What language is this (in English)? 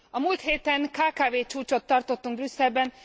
Hungarian